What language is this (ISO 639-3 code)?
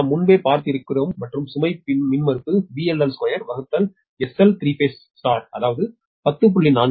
tam